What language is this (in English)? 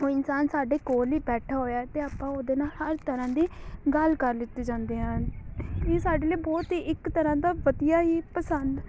Punjabi